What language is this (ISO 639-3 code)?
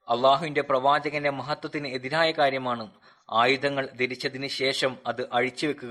mal